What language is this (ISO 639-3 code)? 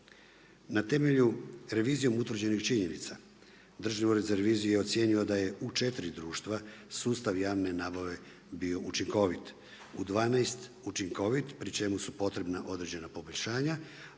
hrv